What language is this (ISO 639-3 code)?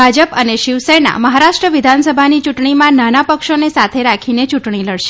guj